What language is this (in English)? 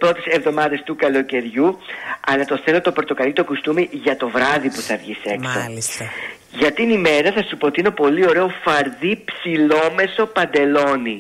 Greek